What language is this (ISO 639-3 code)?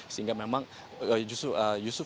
ind